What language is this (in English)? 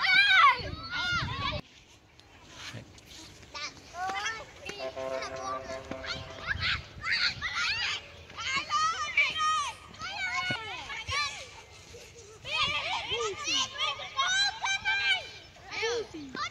Vietnamese